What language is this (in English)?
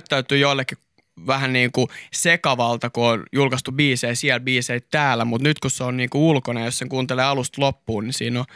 Finnish